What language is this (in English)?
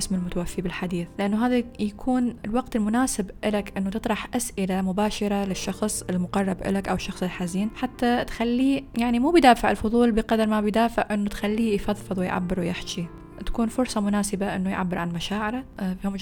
Arabic